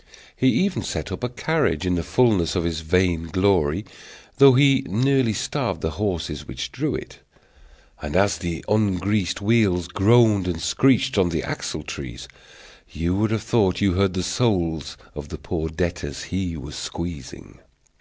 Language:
English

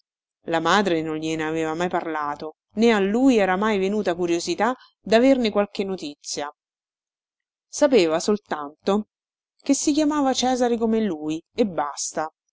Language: Italian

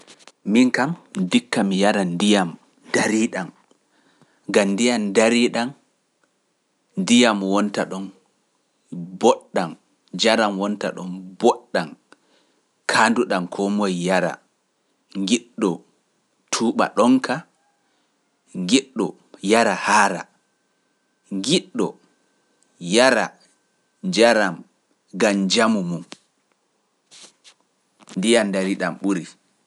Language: Pular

